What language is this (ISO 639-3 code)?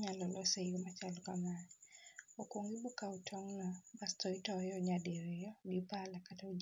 luo